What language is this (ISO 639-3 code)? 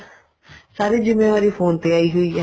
pan